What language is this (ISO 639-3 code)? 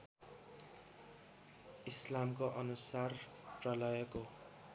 nep